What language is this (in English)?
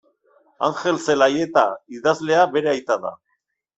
Basque